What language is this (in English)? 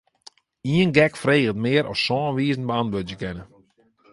Western Frisian